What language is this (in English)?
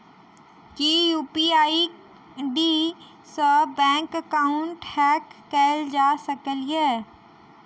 Maithili